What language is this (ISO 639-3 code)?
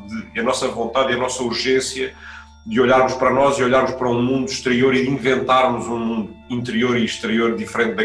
por